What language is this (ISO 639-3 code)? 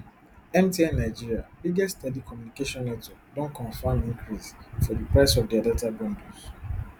pcm